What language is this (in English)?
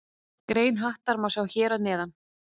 Icelandic